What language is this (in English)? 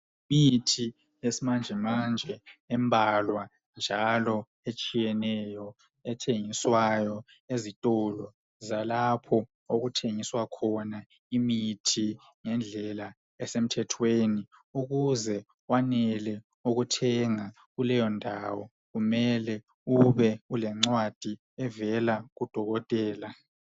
North Ndebele